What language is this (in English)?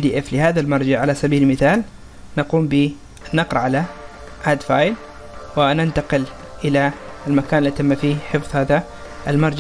Arabic